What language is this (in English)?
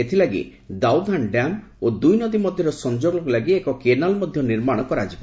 Odia